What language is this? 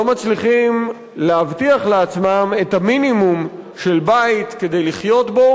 Hebrew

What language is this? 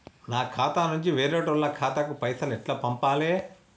Telugu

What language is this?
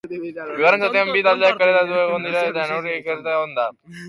Basque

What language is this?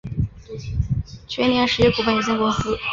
Chinese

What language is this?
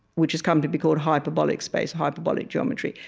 English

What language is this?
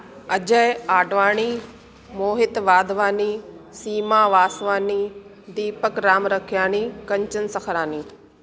Sindhi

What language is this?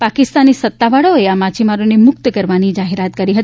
Gujarati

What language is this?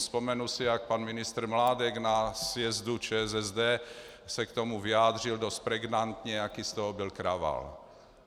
Czech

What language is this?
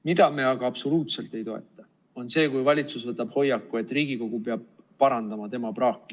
Estonian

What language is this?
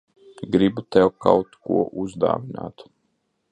Latvian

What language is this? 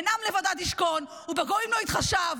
Hebrew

